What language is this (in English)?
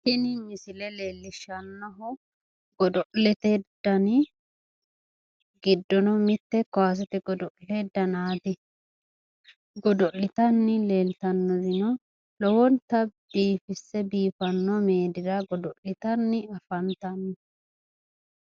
Sidamo